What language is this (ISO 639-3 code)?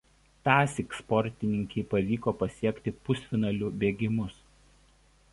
lit